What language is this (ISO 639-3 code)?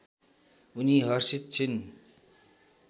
nep